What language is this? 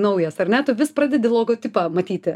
Lithuanian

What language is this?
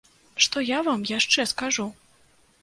Belarusian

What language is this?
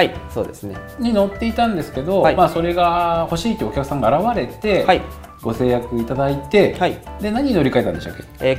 Japanese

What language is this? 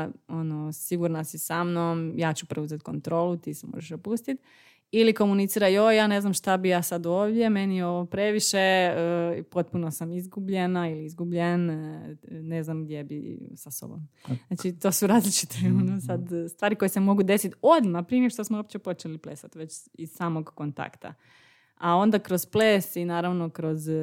Croatian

